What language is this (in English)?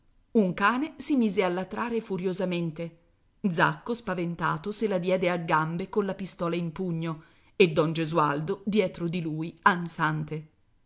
Italian